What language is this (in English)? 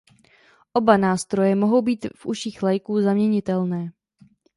Czech